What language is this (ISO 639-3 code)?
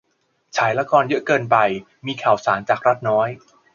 tha